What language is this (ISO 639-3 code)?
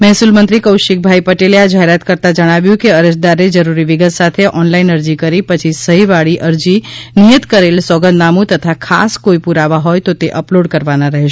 guj